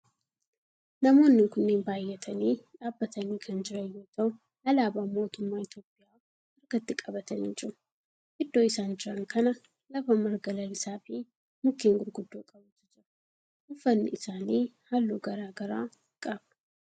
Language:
Oromo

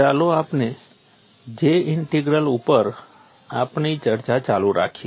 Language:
Gujarati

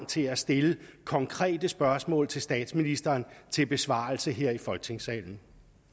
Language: Danish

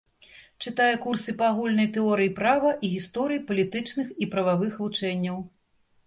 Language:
Belarusian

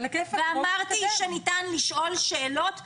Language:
Hebrew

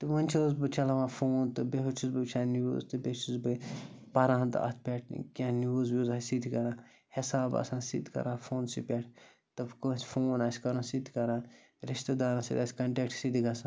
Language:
Kashmiri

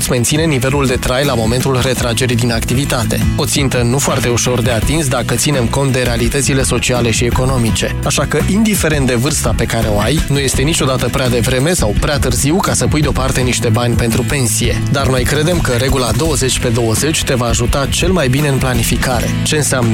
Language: Romanian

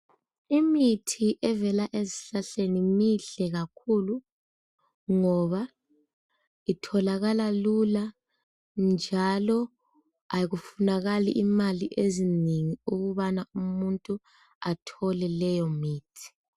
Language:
North Ndebele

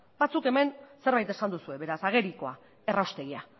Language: Basque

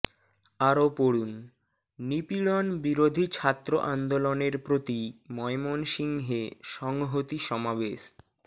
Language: Bangla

